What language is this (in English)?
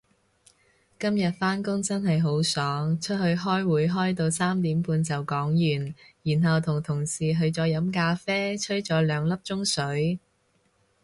Cantonese